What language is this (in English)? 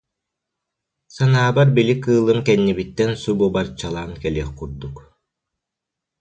Yakut